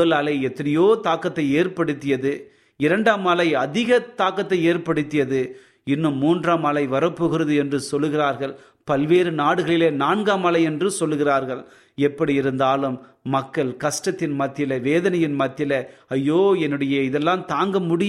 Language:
Tamil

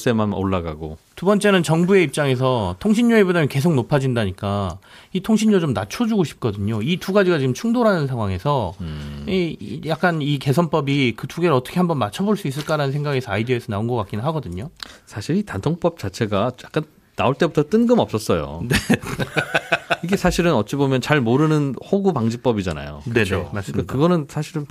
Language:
Korean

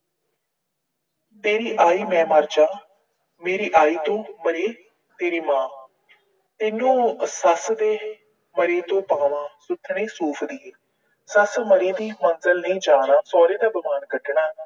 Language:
Punjabi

